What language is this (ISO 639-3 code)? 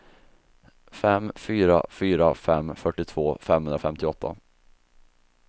swe